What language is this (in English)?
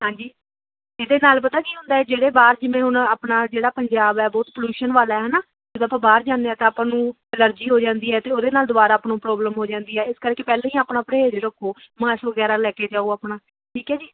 Punjabi